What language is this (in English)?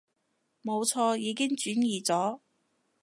Cantonese